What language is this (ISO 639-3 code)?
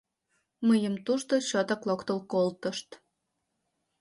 chm